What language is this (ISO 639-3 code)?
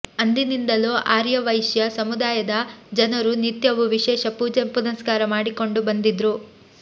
kan